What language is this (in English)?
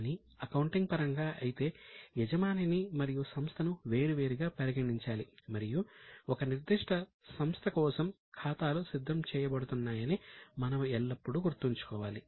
Telugu